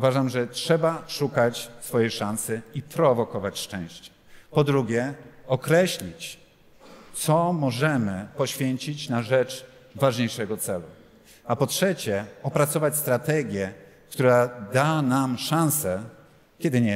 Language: Polish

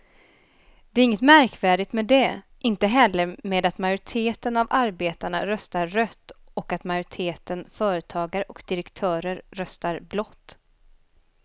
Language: Swedish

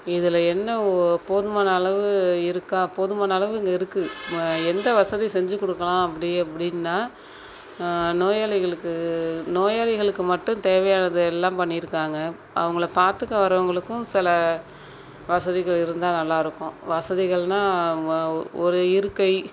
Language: Tamil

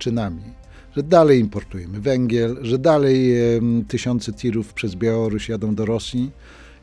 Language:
Polish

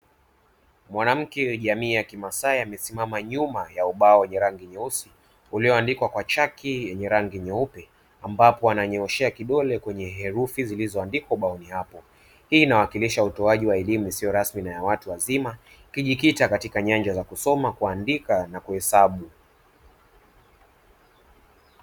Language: Swahili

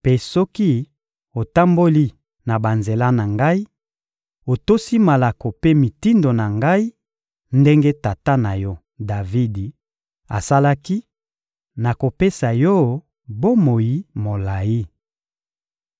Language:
Lingala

